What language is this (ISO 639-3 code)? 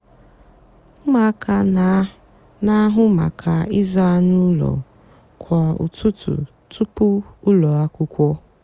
ibo